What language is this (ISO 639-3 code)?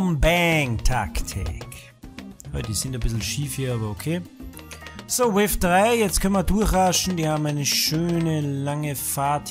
deu